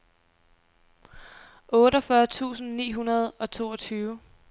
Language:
Danish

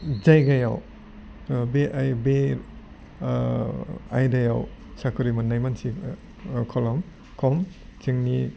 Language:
Bodo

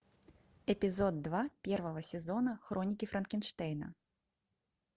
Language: Russian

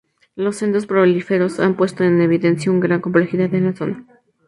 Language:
Spanish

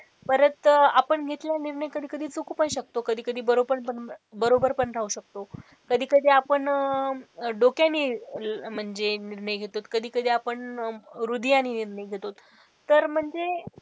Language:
Marathi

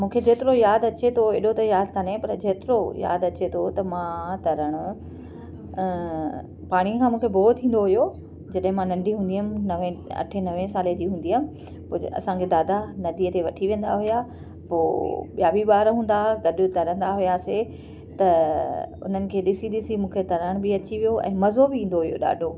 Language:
Sindhi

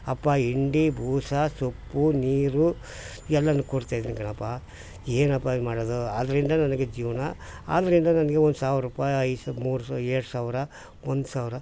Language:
Kannada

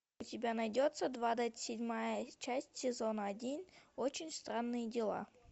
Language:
Russian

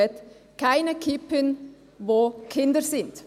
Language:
Swiss German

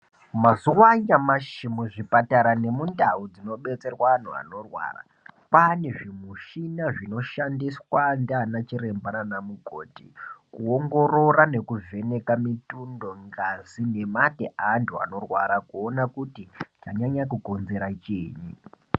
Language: Ndau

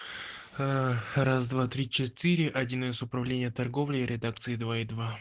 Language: Russian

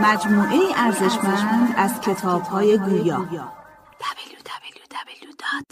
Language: Persian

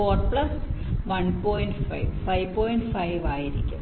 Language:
Malayalam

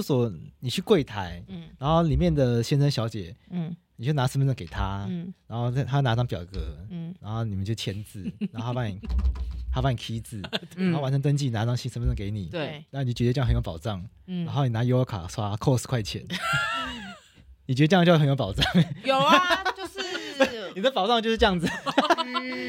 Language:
Chinese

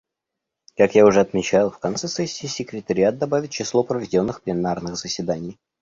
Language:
Russian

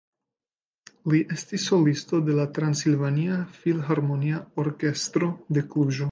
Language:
Esperanto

